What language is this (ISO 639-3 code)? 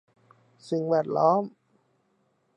tha